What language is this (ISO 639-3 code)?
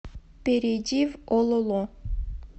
rus